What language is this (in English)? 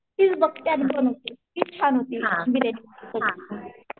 Marathi